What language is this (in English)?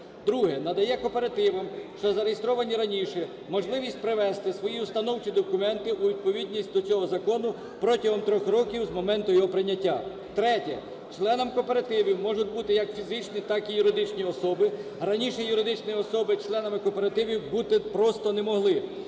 Ukrainian